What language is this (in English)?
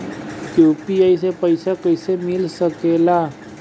Bhojpuri